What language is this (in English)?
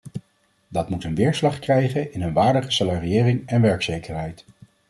Dutch